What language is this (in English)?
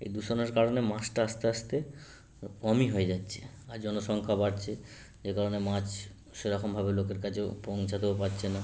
Bangla